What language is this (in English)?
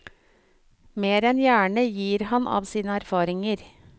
Norwegian